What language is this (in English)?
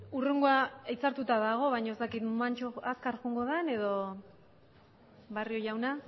Basque